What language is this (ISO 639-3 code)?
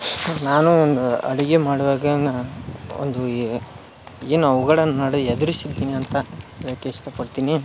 kan